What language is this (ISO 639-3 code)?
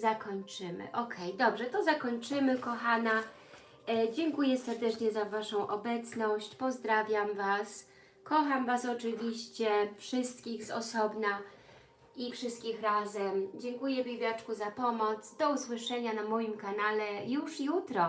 pol